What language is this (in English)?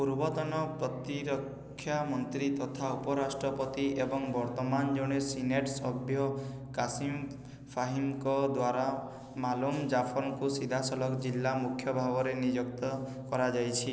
Odia